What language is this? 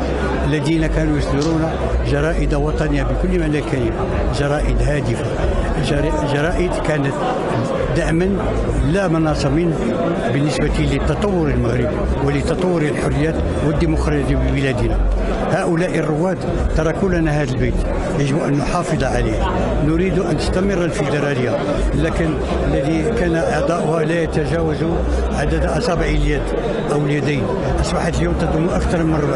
Arabic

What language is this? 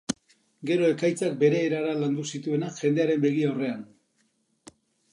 Basque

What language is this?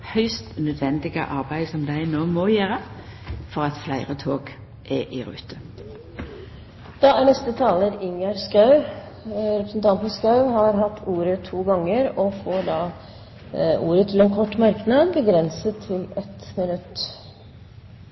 Norwegian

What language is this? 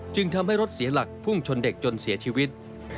Thai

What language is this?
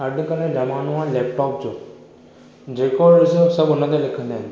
Sindhi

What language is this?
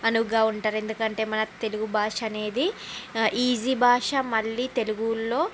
Telugu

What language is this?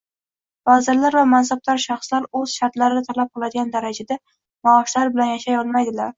Uzbek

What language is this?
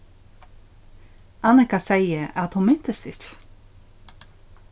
Faroese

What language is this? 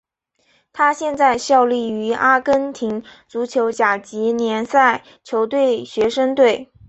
Chinese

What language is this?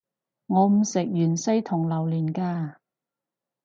Cantonese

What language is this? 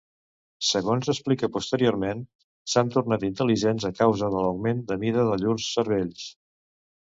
Catalan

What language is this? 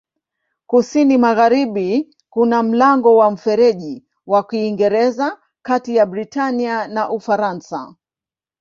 Swahili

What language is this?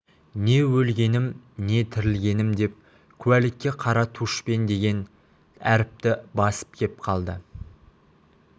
Kazakh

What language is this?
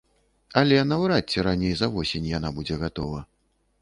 Belarusian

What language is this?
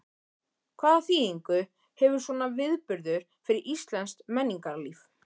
Icelandic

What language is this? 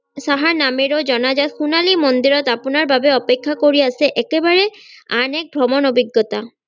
Assamese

